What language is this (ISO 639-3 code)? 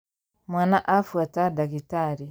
kik